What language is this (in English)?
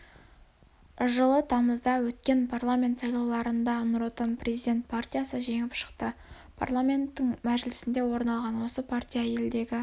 Kazakh